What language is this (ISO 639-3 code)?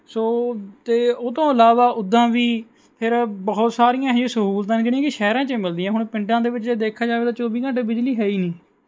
pan